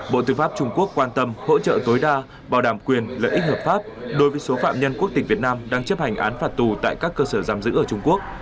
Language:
Vietnamese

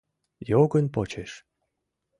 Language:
Mari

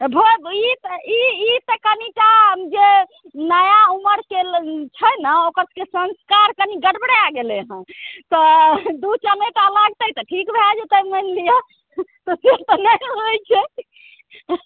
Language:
Maithili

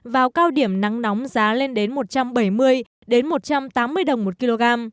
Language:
Vietnamese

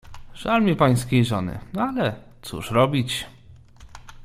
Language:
Polish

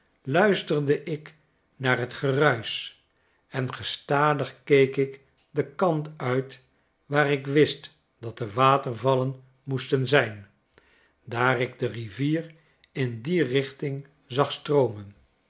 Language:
Dutch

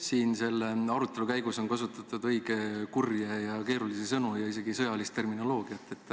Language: Estonian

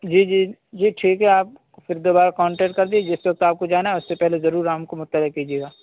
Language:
Urdu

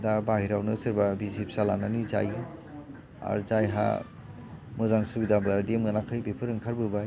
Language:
Bodo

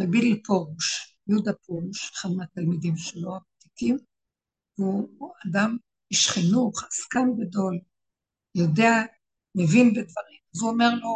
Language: Hebrew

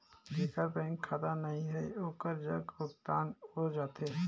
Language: Chhattisgarhi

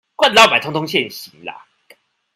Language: Chinese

